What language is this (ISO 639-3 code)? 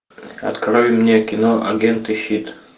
rus